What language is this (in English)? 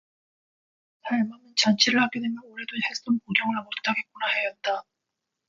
Korean